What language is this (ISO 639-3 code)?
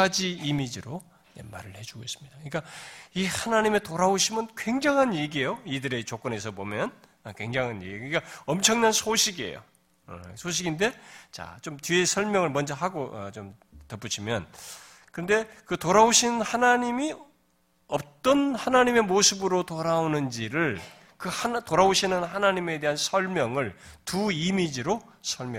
kor